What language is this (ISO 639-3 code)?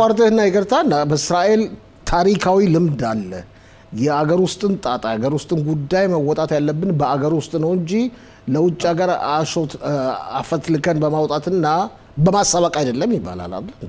ara